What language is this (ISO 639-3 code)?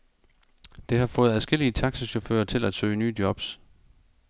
dan